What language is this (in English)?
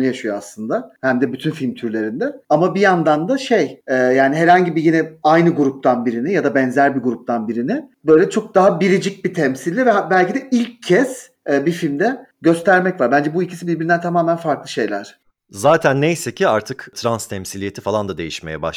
Turkish